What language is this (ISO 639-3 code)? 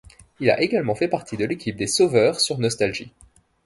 fra